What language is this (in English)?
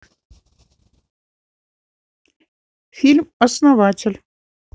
Russian